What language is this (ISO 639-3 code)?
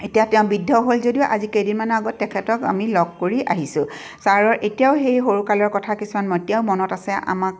asm